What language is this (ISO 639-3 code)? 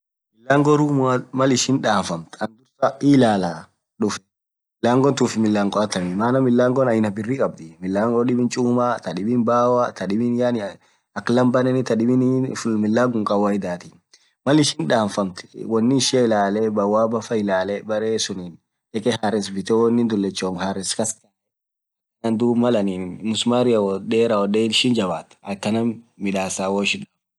orc